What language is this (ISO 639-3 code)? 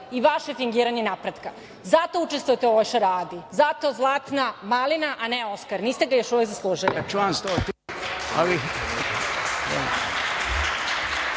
srp